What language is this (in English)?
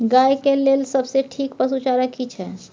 Maithili